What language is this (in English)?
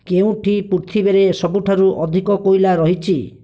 Odia